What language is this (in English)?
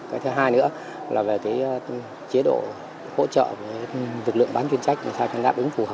Vietnamese